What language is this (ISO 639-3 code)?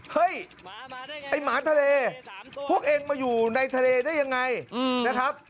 tha